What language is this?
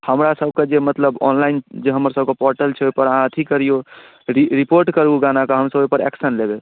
Maithili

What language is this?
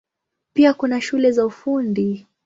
Swahili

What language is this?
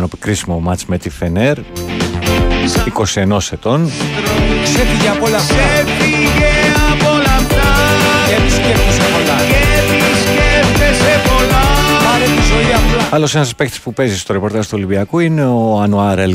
Greek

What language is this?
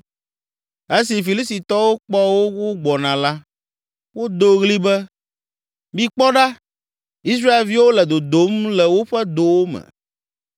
Ewe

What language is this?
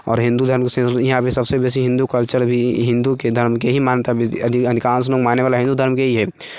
Maithili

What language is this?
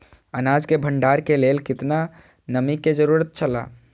Maithili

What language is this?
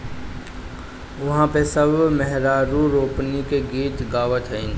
Bhojpuri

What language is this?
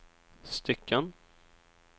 Swedish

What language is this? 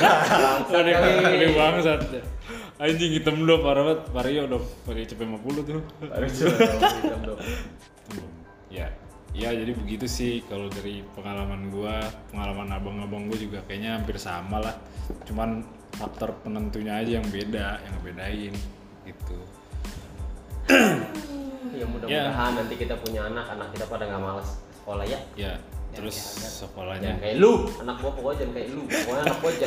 Indonesian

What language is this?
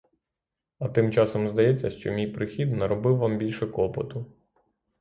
Ukrainian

